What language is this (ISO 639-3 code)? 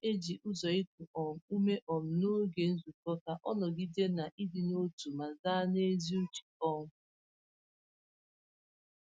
ibo